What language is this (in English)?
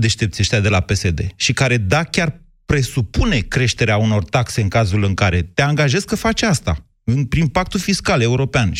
Romanian